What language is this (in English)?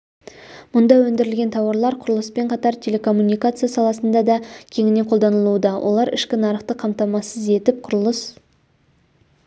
Kazakh